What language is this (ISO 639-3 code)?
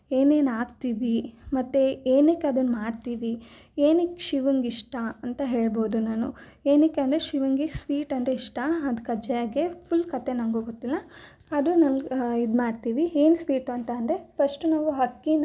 kan